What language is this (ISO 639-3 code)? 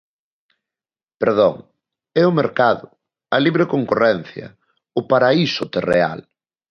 glg